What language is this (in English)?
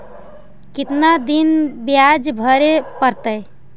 Magahi